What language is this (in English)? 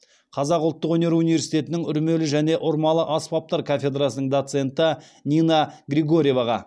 Kazakh